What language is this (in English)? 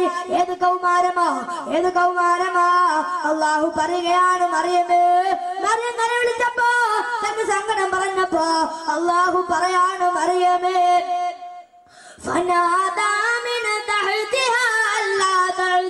Arabic